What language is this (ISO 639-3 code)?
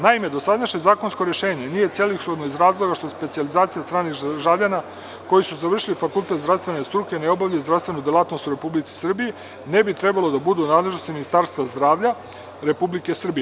srp